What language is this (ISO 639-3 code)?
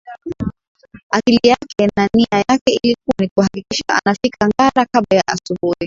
swa